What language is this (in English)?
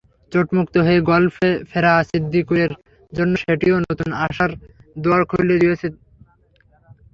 Bangla